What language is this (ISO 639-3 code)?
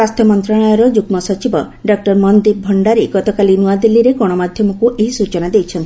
ori